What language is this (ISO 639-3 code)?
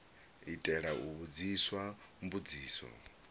ven